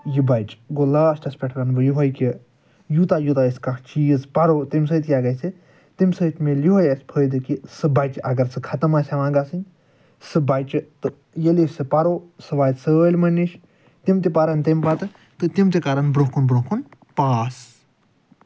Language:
Kashmiri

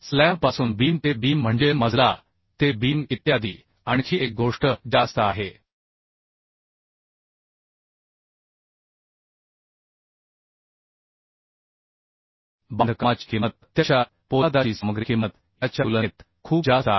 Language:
Marathi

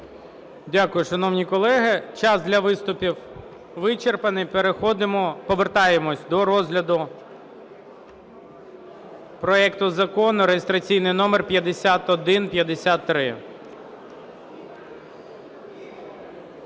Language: Ukrainian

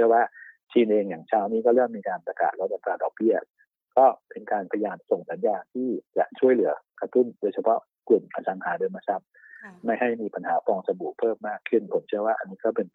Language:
Thai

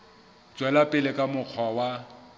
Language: Southern Sotho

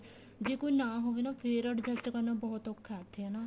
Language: Punjabi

